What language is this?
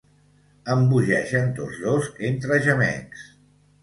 Catalan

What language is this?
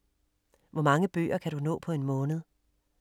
Danish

